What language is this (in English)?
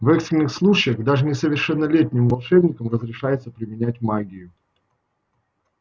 Russian